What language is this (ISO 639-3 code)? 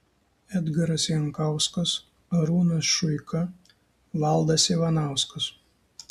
lit